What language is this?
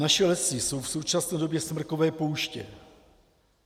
Czech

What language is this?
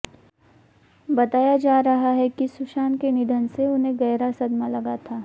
Hindi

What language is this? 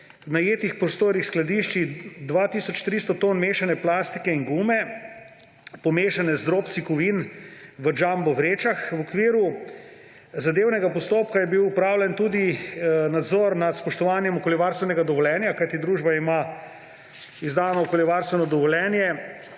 Slovenian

